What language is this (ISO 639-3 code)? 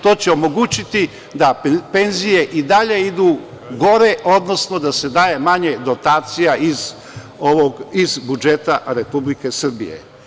srp